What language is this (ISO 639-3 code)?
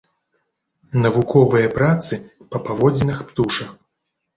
bel